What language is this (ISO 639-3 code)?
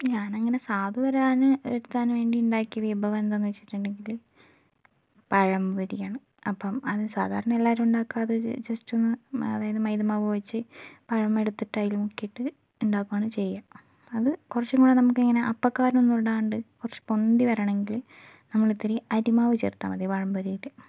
mal